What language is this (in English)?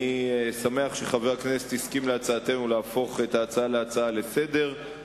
Hebrew